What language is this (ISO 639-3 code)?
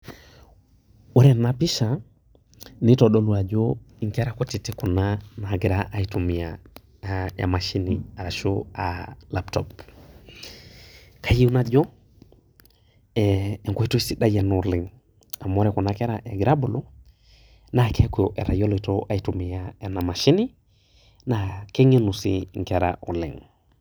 mas